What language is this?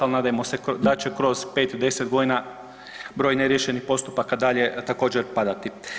Croatian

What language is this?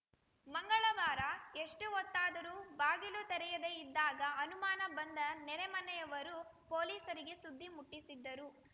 Kannada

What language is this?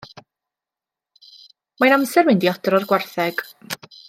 Welsh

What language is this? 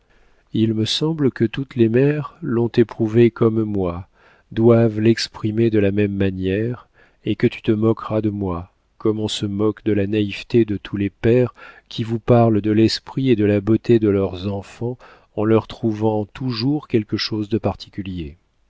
French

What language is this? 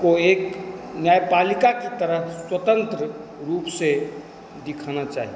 Hindi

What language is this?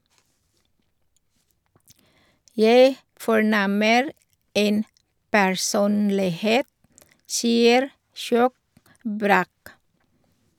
Norwegian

